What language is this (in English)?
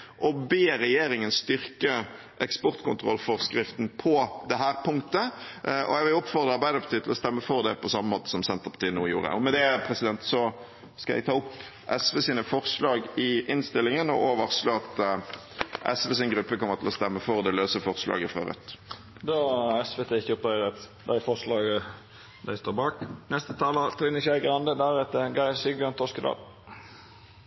Norwegian